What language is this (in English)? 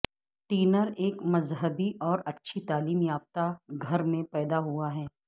Urdu